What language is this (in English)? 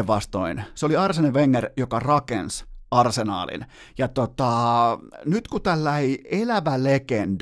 Finnish